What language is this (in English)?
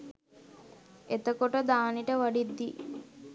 Sinhala